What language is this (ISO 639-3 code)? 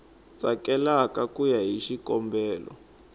tso